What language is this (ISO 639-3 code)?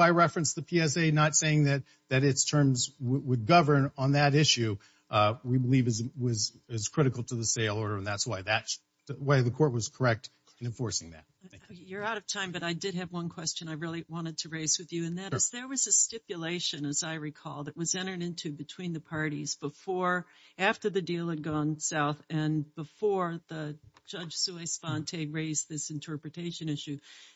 eng